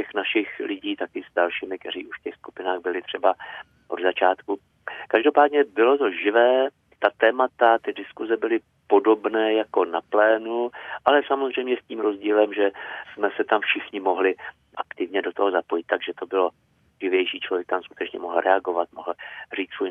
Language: Czech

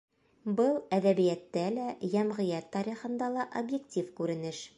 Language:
Bashkir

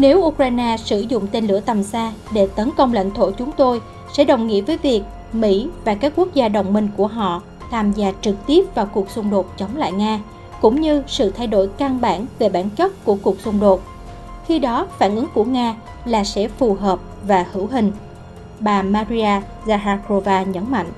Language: Vietnamese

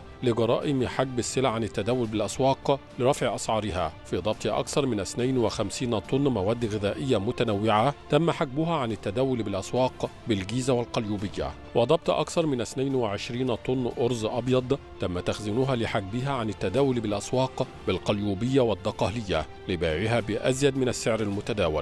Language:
Arabic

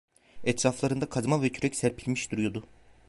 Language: Turkish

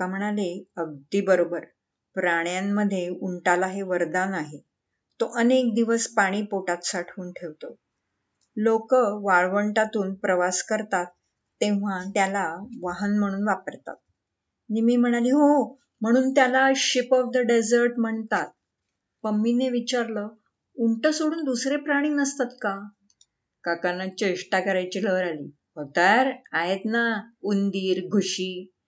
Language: Marathi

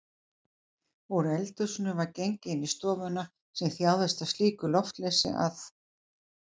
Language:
Icelandic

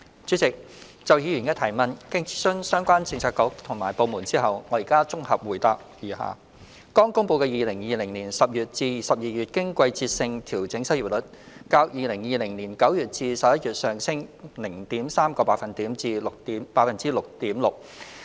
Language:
Cantonese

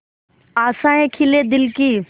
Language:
Hindi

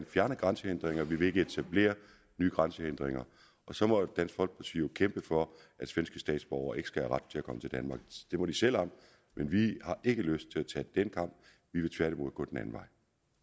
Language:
Danish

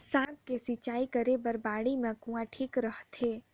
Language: Chhattisgarhi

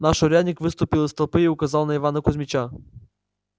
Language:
Russian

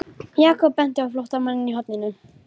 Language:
Icelandic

